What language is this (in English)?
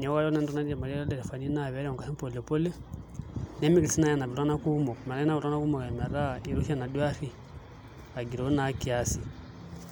Masai